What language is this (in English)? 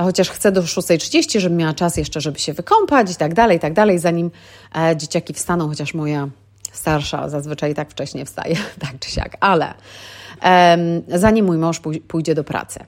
Polish